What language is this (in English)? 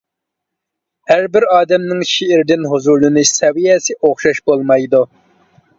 Uyghur